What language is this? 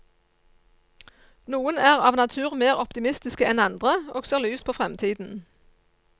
Norwegian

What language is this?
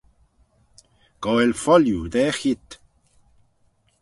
Manx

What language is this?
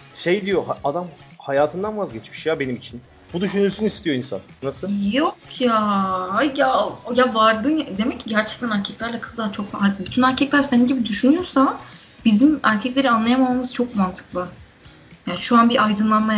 Turkish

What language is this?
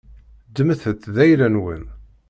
Kabyle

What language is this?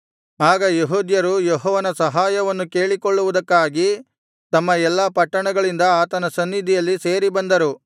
Kannada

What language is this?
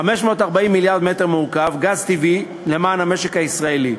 Hebrew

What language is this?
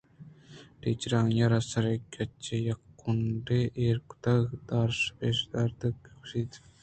Eastern Balochi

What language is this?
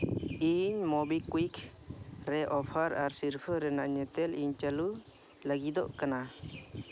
Santali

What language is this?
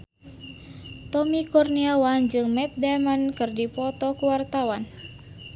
Sundanese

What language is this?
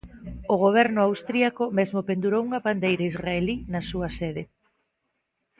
Galician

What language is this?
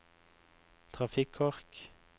Norwegian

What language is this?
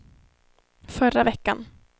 Swedish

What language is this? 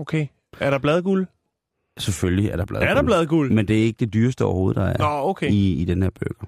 Danish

